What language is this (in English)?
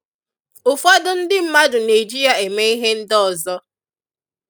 Igbo